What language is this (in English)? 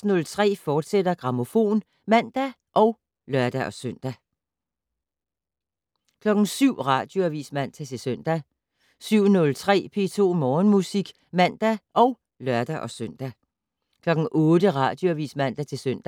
Danish